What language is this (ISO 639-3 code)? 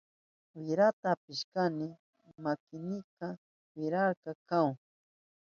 qup